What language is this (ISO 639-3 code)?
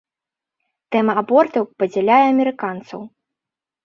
bel